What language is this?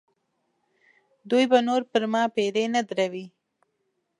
Pashto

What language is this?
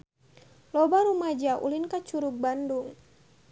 Sundanese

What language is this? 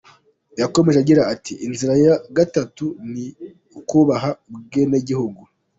Kinyarwanda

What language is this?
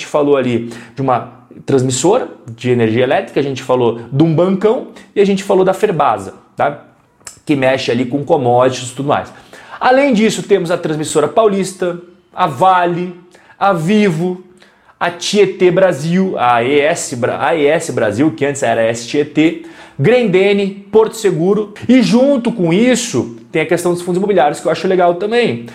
Portuguese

